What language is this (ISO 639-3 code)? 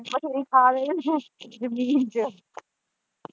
pan